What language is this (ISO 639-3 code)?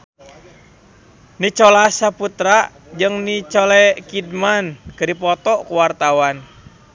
sun